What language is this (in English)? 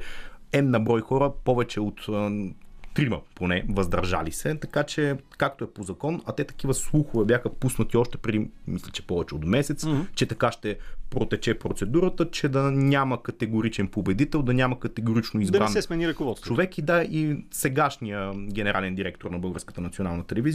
Bulgarian